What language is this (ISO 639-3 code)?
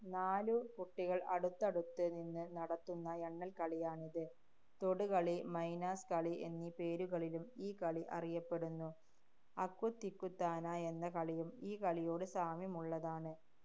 mal